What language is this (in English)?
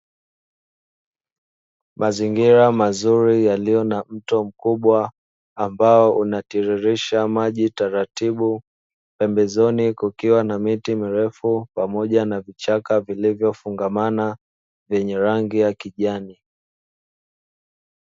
Swahili